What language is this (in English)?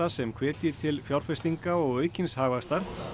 Icelandic